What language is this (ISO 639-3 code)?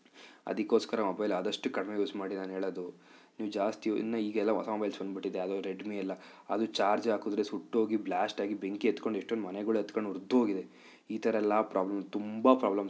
kan